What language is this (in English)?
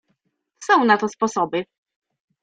Polish